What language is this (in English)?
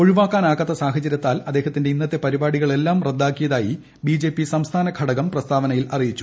Malayalam